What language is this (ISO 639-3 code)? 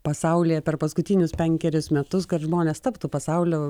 lit